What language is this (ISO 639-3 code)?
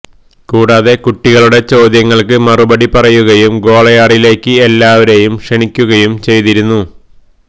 mal